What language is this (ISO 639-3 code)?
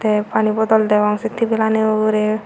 ccp